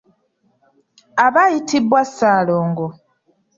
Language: Ganda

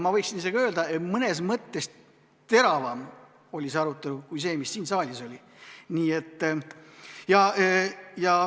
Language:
Estonian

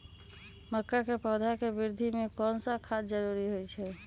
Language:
Magahi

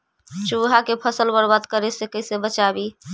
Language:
Magahi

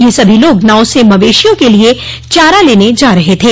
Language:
Hindi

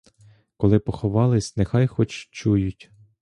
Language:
Ukrainian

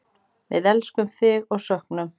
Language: Icelandic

